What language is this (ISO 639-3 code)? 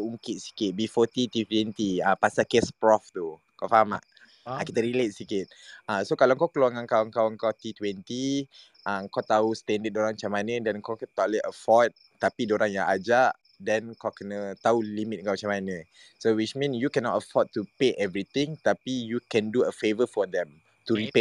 msa